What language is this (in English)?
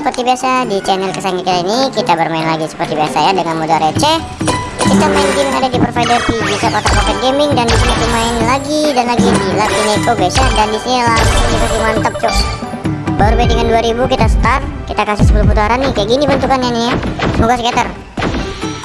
Indonesian